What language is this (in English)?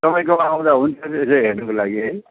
Nepali